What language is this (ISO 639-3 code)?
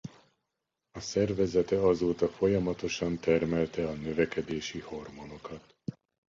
hun